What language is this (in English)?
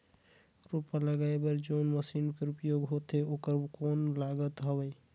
Chhattisgarhi